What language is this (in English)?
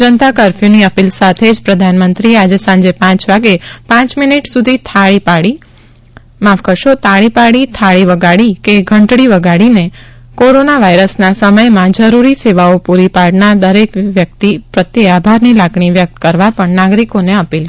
Gujarati